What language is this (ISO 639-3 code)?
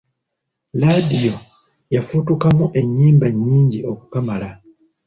lug